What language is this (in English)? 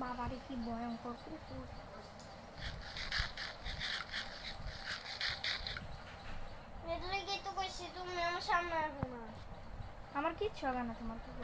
Romanian